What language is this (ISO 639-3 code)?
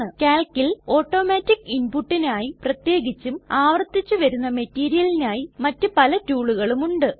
mal